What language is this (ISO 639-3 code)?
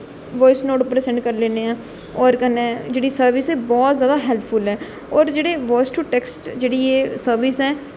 doi